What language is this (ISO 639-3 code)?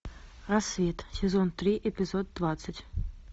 rus